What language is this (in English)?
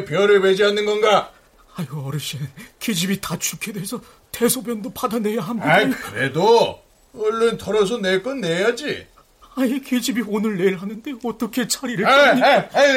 Korean